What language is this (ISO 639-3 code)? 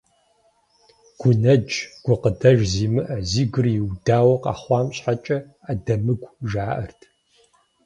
kbd